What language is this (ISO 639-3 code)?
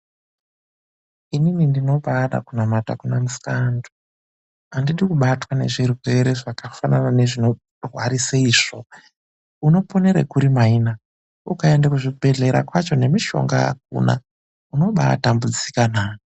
ndc